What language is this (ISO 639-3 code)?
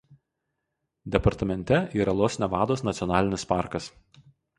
lit